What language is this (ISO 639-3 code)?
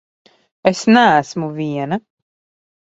lav